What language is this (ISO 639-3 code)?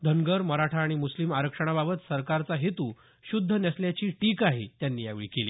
mar